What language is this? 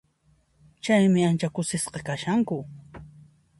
Puno Quechua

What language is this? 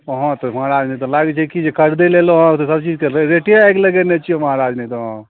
Maithili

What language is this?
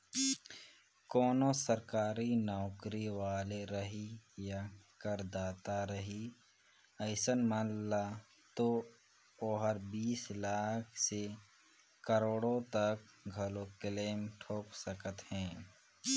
Chhattisgarhi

